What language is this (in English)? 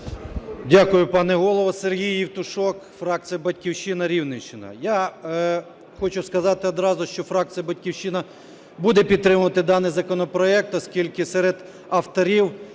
Ukrainian